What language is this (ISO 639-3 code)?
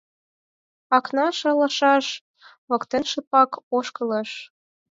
chm